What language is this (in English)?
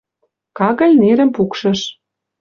Western Mari